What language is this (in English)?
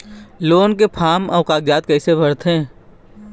Chhattisgarhi